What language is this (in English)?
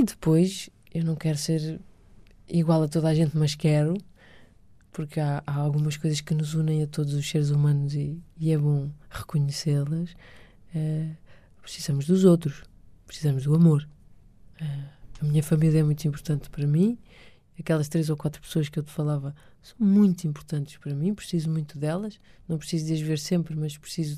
Portuguese